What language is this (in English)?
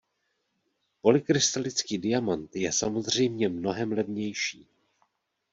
Czech